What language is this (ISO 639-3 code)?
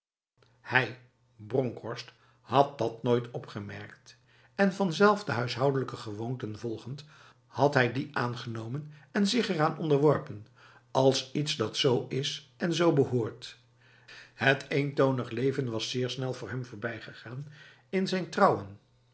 nld